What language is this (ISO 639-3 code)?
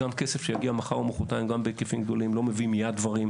heb